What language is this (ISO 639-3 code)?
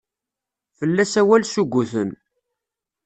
kab